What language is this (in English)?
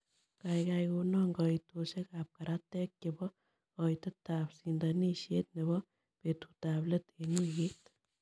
Kalenjin